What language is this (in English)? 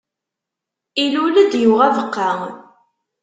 Kabyle